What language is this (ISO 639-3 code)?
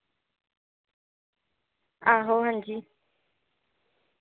doi